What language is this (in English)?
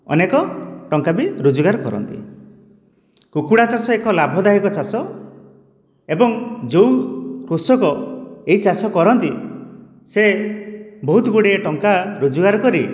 Odia